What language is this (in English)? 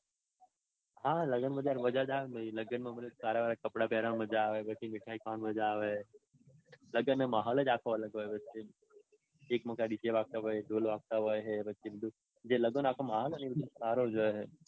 Gujarati